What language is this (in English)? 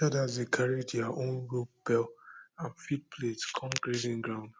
Nigerian Pidgin